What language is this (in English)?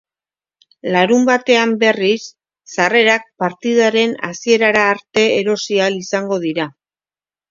Basque